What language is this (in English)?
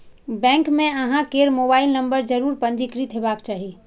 Maithili